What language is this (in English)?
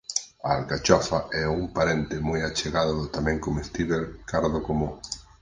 Galician